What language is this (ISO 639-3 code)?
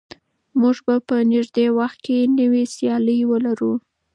pus